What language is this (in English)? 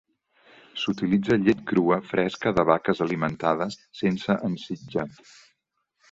Catalan